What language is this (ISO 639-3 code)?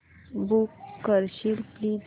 mar